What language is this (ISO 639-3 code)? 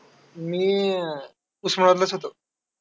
mar